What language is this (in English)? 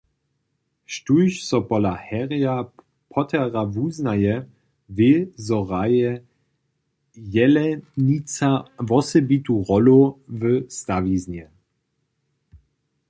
Upper Sorbian